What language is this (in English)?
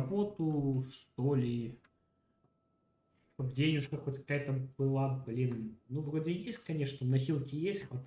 Russian